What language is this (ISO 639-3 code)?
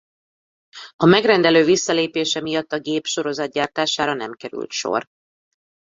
hun